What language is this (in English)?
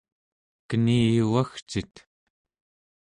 Central Yupik